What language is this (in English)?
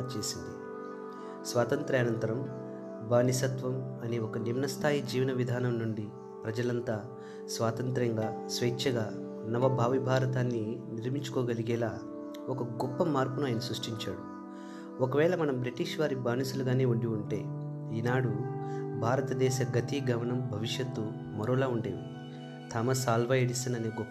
Telugu